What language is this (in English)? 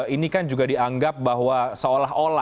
Indonesian